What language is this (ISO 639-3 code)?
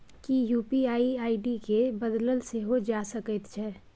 mai